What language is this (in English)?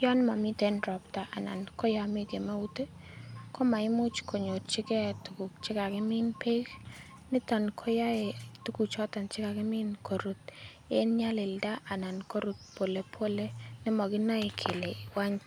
Kalenjin